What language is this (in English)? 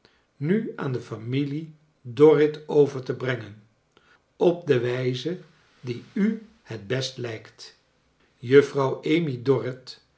Dutch